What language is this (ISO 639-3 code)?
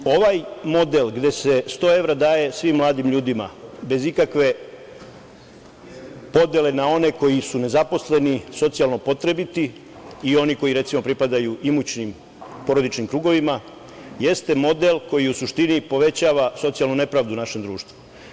srp